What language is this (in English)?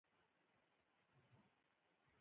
Pashto